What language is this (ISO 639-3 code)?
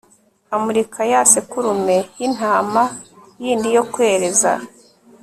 kin